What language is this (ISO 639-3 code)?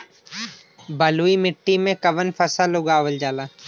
bho